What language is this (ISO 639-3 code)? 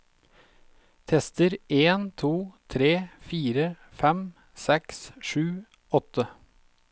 nor